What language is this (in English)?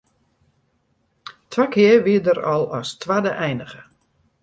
Western Frisian